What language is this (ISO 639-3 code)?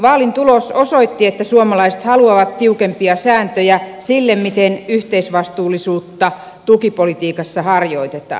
fin